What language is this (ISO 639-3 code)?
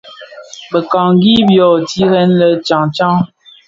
ksf